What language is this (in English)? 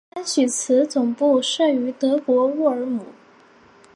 Chinese